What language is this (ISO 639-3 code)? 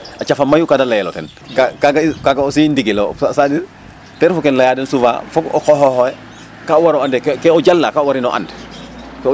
srr